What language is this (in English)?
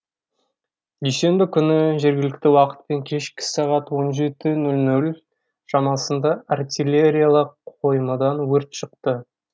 Kazakh